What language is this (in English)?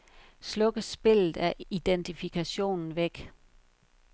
Danish